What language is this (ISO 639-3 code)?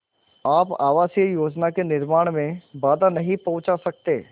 hin